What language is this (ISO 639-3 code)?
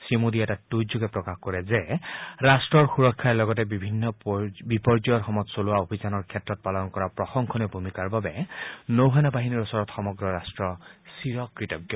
asm